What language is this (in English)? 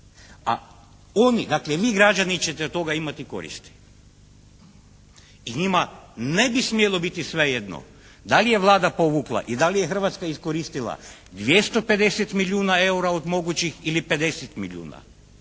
Croatian